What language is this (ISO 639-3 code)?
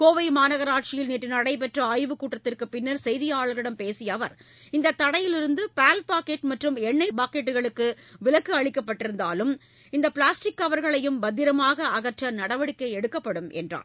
tam